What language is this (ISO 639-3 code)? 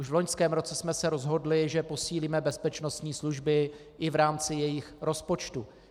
ces